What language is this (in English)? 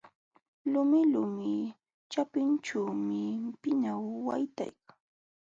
Jauja Wanca Quechua